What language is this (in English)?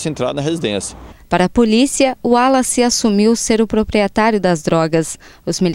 Portuguese